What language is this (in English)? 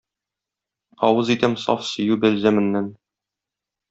Tatar